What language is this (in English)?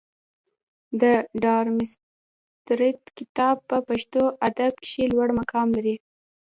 Pashto